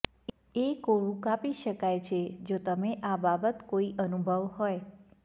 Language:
Gujarati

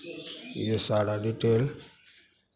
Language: Hindi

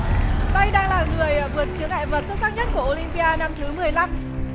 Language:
Vietnamese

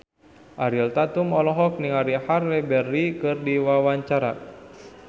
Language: Sundanese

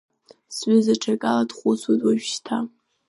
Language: Abkhazian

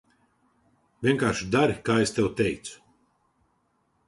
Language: Latvian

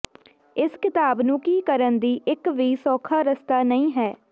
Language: Punjabi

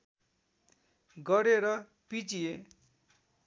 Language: Nepali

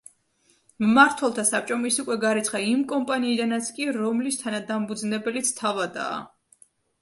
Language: Georgian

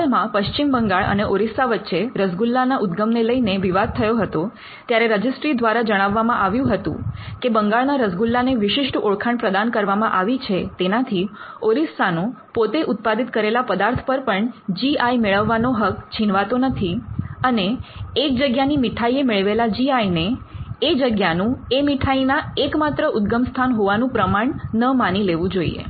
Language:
Gujarati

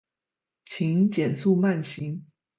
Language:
Chinese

